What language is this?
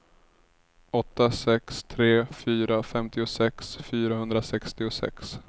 Swedish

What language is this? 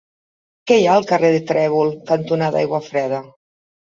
Catalan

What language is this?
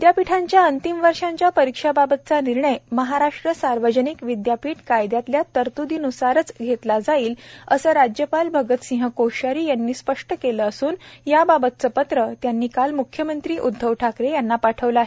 Marathi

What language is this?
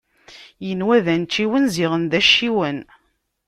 Kabyle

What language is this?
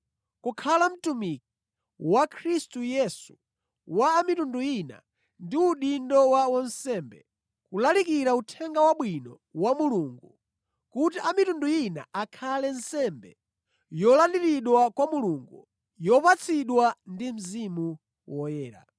Nyanja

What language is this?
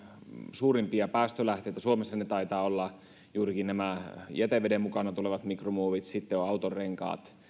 Finnish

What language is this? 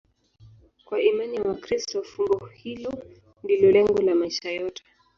Swahili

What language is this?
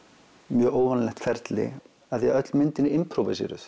Icelandic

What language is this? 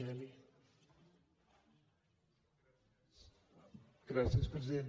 Catalan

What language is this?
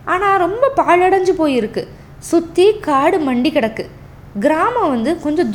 Tamil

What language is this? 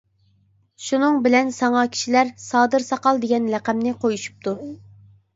Uyghur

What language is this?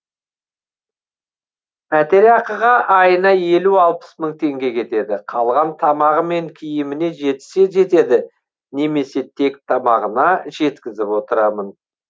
Kazakh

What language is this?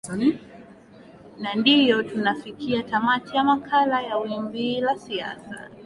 Swahili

